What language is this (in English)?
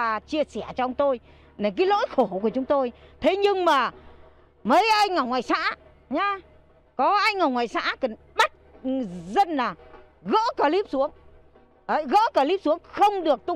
Vietnamese